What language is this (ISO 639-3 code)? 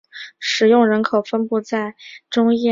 zho